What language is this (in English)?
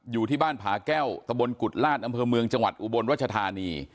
Thai